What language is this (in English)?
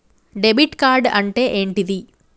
Telugu